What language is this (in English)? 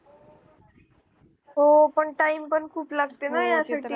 Marathi